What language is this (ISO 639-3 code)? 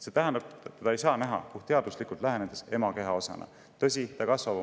est